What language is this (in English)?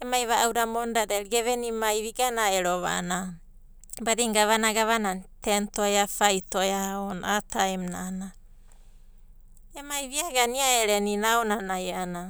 Abadi